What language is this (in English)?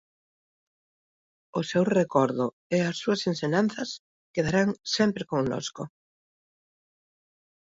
Galician